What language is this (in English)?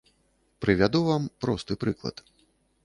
Belarusian